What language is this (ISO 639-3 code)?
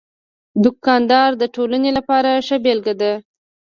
pus